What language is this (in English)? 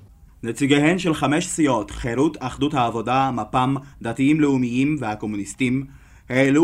Hebrew